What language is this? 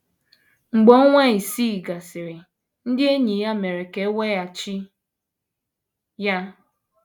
Igbo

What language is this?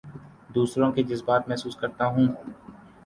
Urdu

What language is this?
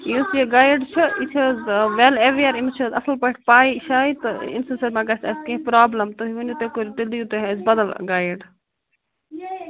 Kashmiri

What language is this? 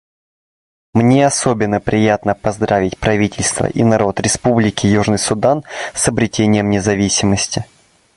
Russian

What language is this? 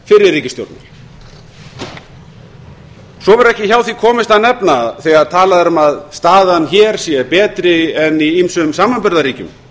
Icelandic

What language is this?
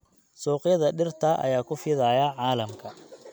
Somali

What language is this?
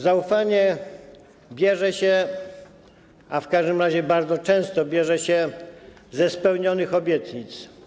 Polish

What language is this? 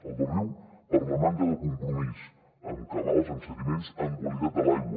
Catalan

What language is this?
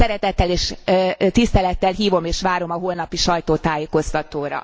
Hungarian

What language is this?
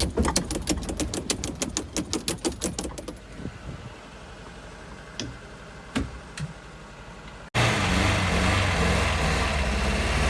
Russian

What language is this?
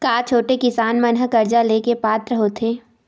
Chhattisgarhi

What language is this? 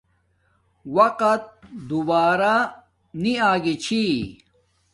Domaaki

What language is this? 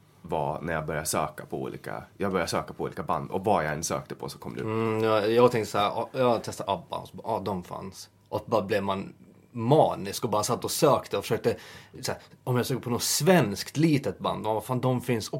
Swedish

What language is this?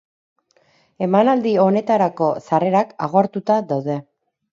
Basque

